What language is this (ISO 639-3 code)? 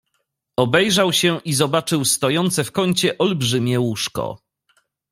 pol